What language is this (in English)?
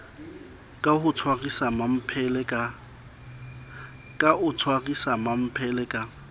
Southern Sotho